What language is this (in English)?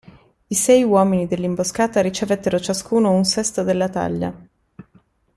Italian